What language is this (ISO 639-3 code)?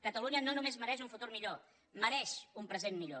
cat